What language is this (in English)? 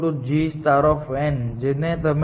Gujarati